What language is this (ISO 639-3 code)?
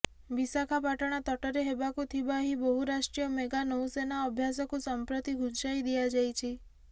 ori